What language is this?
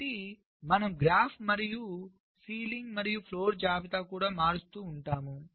Telugu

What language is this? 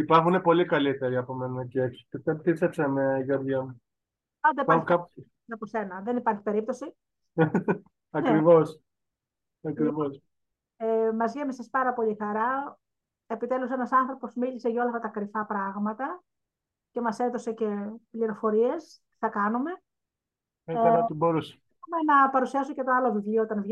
Greek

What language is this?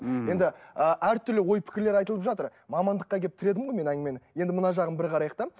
Kazakh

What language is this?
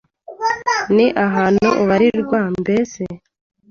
Kinyarwanda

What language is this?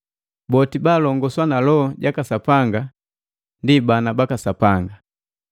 Matengo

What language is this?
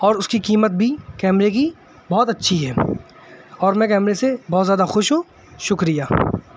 Urdu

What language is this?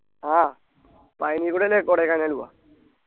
Malayalam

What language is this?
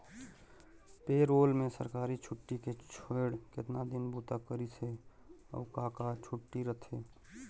Chhattisgarhi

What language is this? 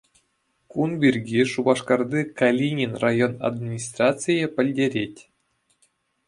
Chuvash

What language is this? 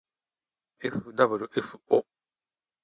Japanese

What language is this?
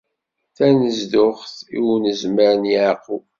Kabyle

